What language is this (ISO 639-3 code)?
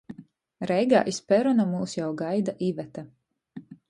ltg